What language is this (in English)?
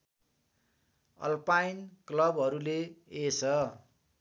Nepali